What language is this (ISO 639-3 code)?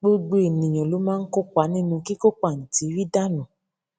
yor